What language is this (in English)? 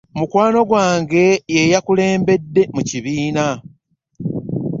Ganda